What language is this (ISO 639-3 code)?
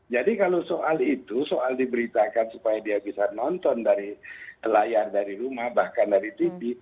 ind